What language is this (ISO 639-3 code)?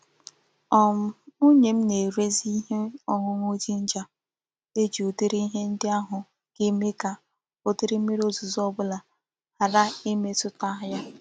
ibo